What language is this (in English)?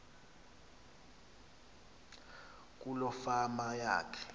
Xhosa